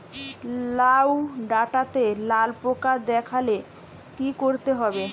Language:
Bangla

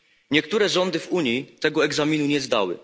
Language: Polish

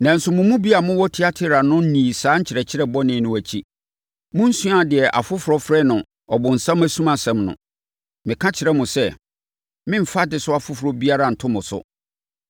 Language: Akan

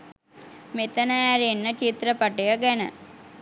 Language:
Sinhala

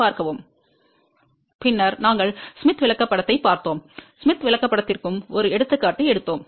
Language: Tamil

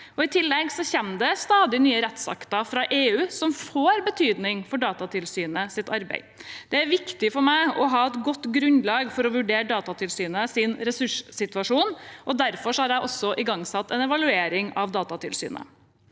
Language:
Norwegian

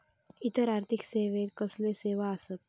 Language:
Marathi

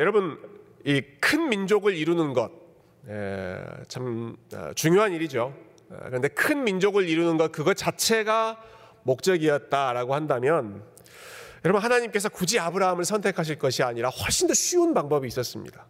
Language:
Korean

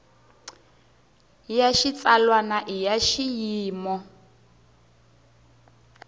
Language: Tsonga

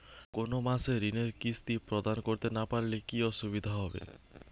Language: Bangla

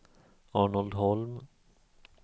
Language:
Swedish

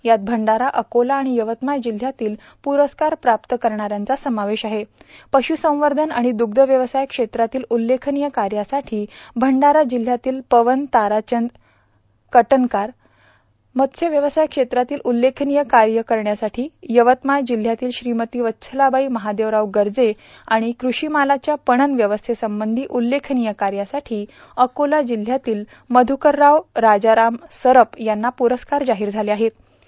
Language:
Marathi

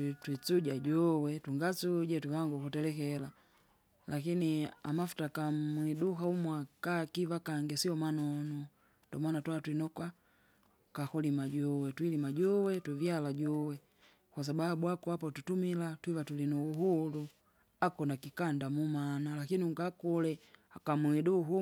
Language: Kinga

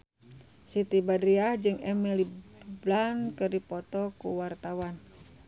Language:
Sundanese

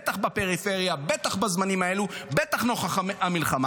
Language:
Hebrew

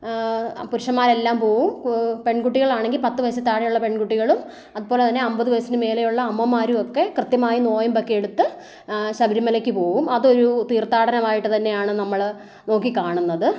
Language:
Malayalam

